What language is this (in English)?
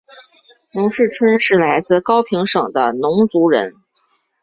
Chinese